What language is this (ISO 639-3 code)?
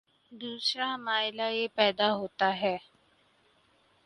urd